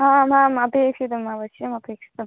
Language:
Sanskrit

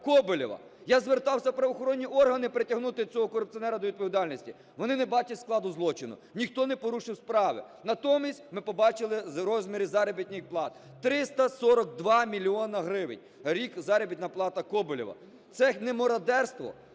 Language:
Ukrainian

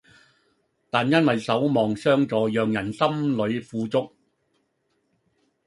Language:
Cantonese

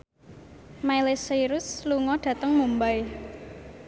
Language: Javanese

